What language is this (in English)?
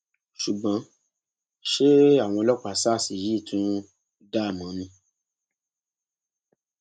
Yoruba